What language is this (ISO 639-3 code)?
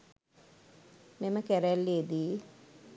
sin